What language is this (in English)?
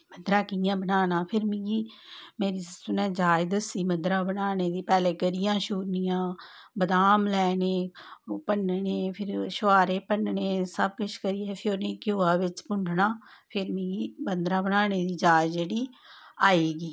Dogri